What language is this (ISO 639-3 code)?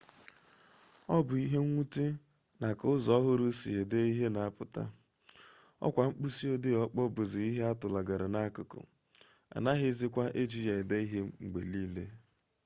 ibo